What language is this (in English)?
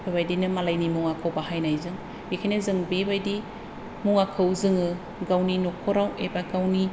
Bodo